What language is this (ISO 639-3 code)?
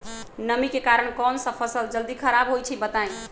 mag